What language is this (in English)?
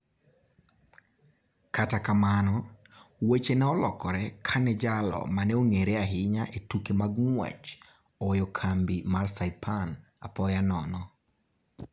Luo (Kenya and Tanzania)